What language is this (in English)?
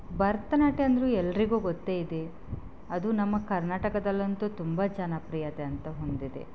Kannada